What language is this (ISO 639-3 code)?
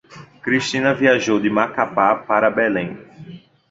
por